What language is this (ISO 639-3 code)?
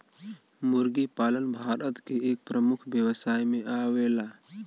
bho